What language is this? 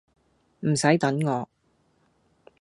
Cantonese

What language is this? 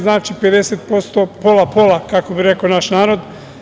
Serbian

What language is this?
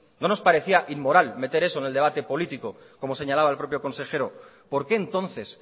Spanish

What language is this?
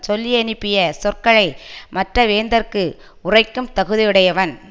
Tamil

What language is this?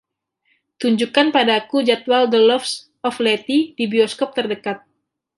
Indonesian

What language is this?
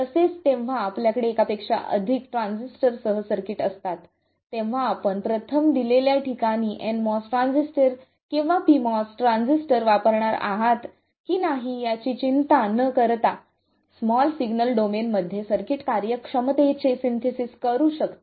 Marathi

